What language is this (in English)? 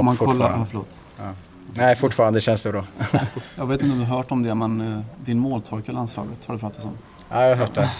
Swedish